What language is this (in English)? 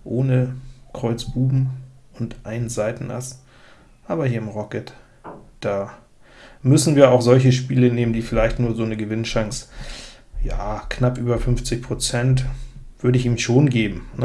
German